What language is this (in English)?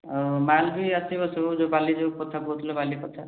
Odia